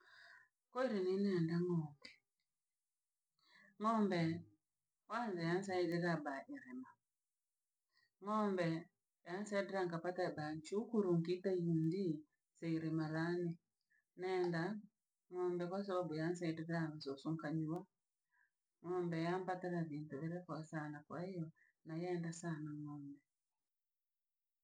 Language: Langi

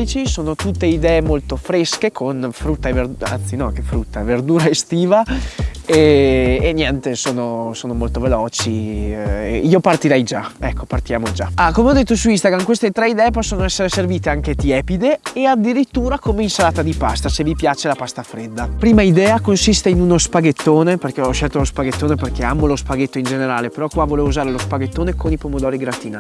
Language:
Italian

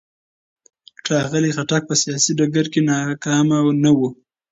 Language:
Pashto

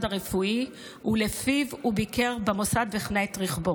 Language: Hebrew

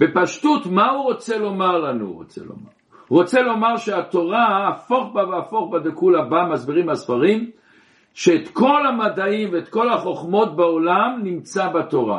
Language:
Hebrew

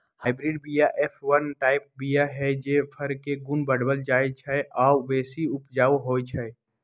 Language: Magahi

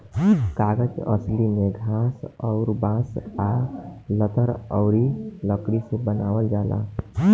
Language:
Bhojpuri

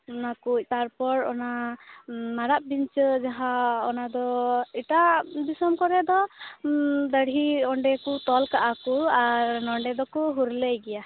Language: Santali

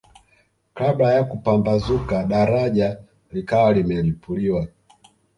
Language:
Swahili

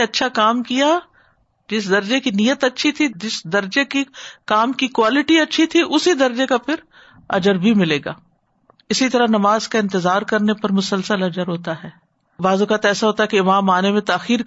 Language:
Urdu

